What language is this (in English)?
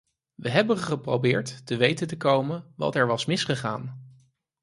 Dutch